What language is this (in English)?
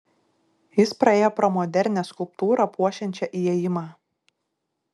Lithuanian